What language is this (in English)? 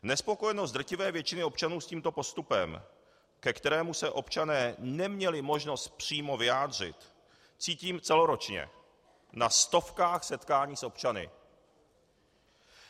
Czech